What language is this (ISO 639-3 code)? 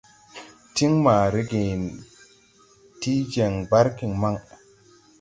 tui